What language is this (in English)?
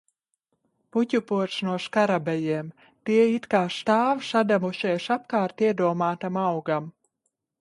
Latvian